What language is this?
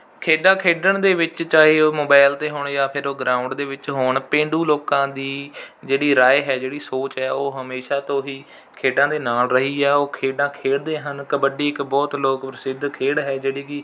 Punjabi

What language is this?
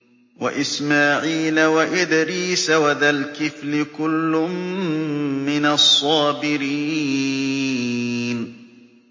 Arabic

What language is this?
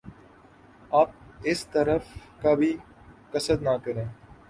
Urdu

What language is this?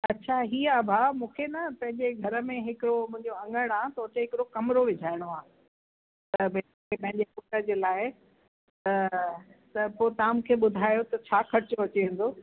Sindhi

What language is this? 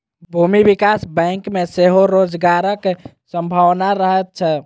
Maithili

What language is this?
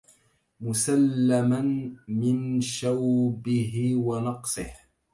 Arabic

